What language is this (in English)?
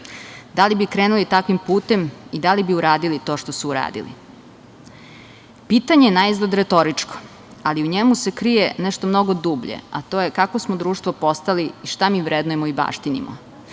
Serbian